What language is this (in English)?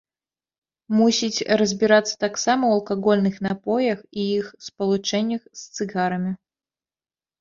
Belarusian